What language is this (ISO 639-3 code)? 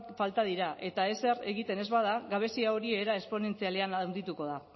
eus